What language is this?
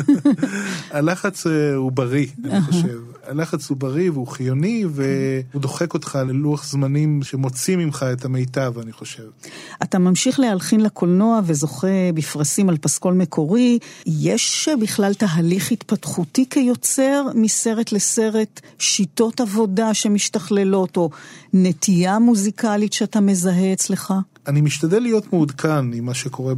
Hebrew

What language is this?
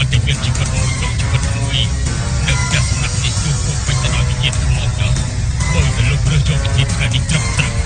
Thai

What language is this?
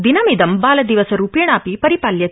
Sanskrit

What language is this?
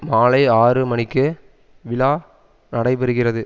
Tamil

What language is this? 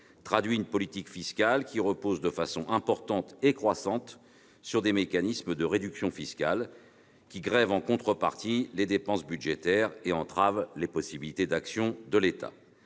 French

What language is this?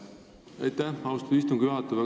Estonian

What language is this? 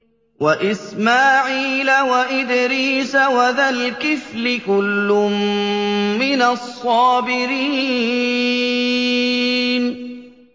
Arabic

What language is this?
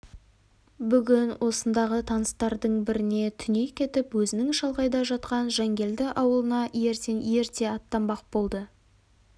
Kazakh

